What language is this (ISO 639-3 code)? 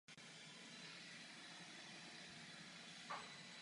ces